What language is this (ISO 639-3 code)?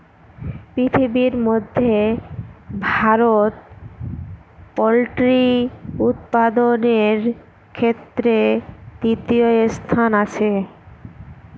ben